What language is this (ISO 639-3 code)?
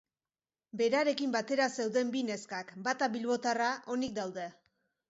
eus